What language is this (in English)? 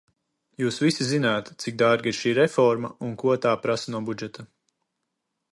Latvian